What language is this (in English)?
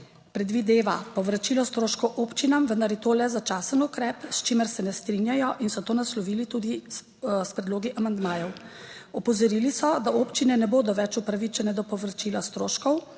Slovenian